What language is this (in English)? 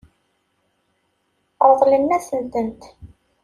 Kabyle